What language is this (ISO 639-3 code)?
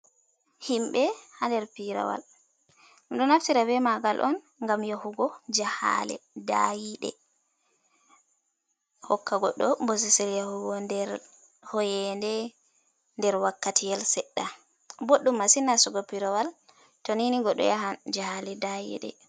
ful